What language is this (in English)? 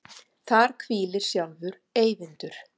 Icelandic